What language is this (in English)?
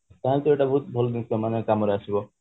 Odia